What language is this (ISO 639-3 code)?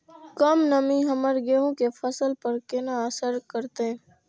mai